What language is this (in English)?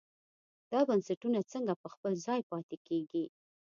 Pashto